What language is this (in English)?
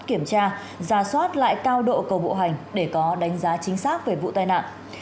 Vietnamese